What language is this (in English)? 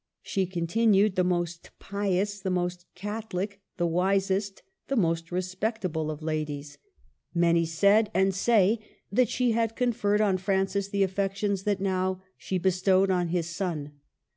English